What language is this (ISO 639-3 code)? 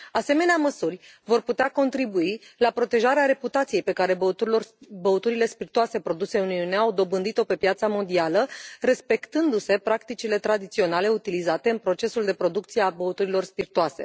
ron